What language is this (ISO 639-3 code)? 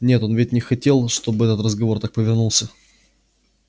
rus